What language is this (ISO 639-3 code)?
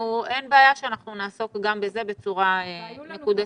heb